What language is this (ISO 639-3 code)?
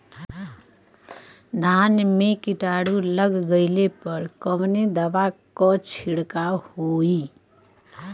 bho